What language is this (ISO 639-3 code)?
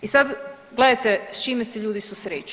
hrv